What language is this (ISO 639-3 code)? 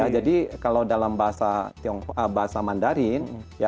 ind